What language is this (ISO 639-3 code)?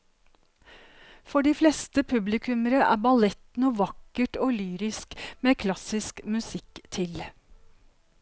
nor